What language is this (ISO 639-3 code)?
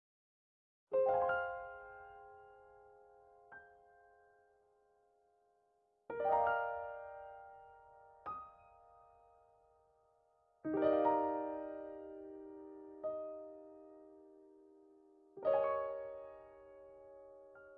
kor